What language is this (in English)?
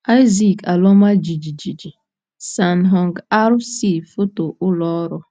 Igbo